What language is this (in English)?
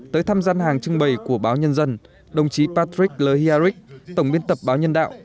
Vietnamese